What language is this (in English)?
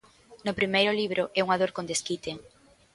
Galician